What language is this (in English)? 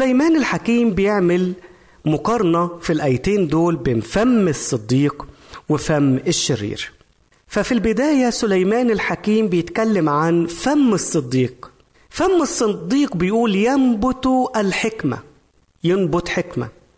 Arabic